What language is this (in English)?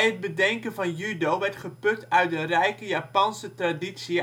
Dutch